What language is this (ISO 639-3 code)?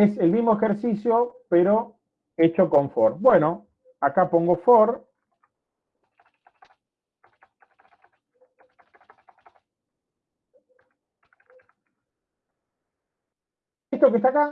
spa